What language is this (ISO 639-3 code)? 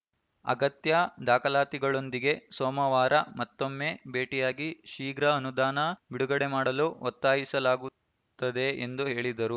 kan